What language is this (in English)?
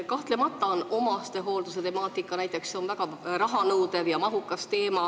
Estonian